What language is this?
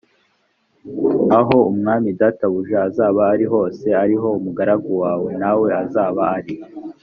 Kinyarwanda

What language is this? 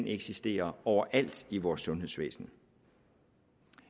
Danish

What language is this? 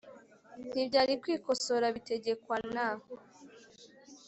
Kinyarwanda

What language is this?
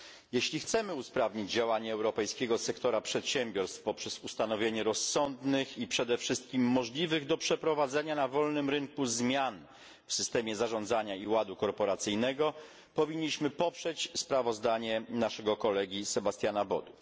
Polish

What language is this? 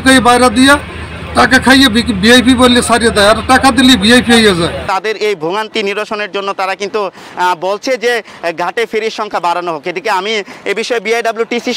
Romanian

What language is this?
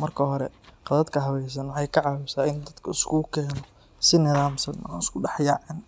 Somali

